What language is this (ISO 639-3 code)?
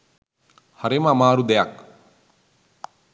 sin